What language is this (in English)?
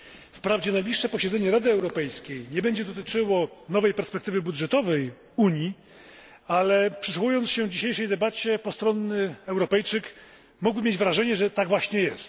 Polish